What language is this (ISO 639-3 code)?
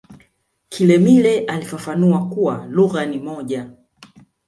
swa